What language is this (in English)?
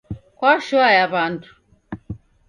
Taita